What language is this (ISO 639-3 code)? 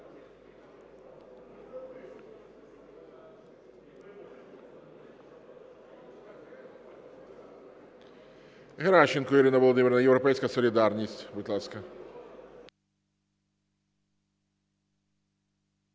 ukr